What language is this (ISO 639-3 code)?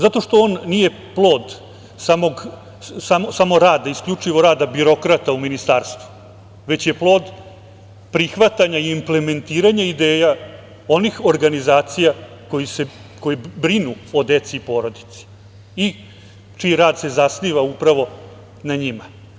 srp